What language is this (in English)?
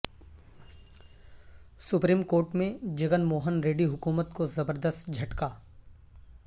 Urdu